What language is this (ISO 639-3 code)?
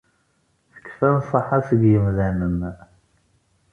kab